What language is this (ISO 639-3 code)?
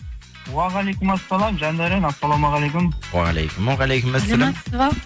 kaz